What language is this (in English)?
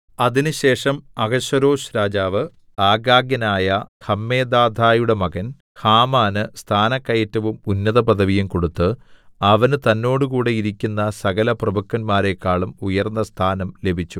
Malayalam